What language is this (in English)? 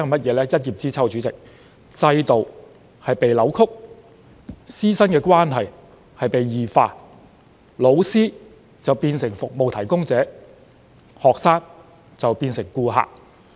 Cantonese